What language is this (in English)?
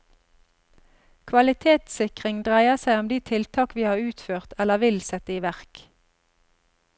Norwegian